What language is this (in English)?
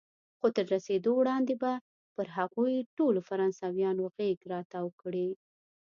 Pashto